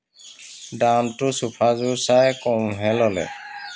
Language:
Assamese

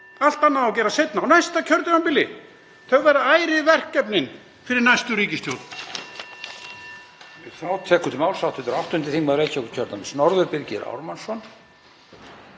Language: Icelandic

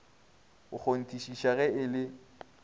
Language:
Northern Sotho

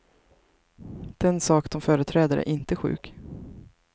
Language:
Swedish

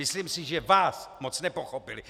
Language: Czech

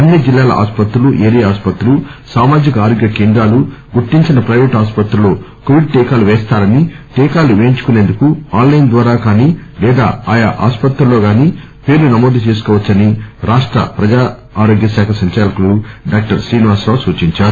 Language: Telugu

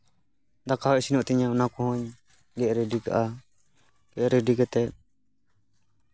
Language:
Santali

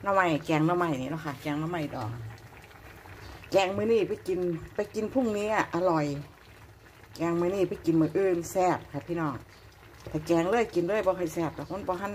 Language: Thai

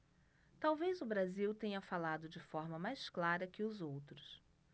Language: Portuguese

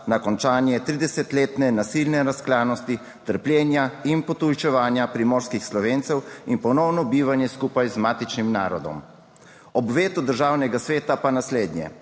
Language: Slovenian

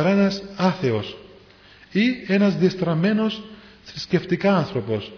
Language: Greek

